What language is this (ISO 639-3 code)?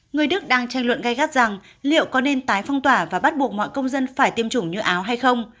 vie